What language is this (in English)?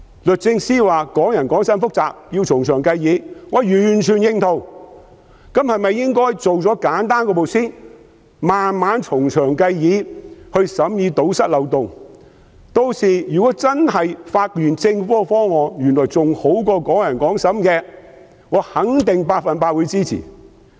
Cantonese